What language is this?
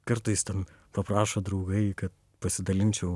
Lithuanian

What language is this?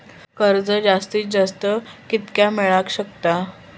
Marathi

